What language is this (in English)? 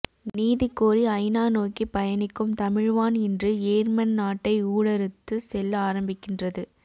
Tamil